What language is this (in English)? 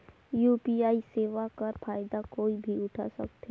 Chhattisgarhi